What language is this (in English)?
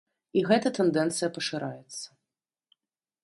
Belarusian